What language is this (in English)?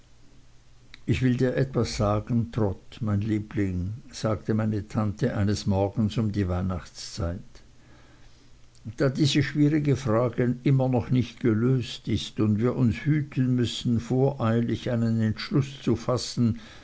German